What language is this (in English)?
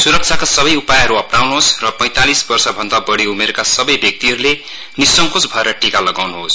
Nepali